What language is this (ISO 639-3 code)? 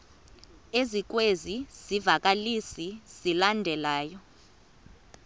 xho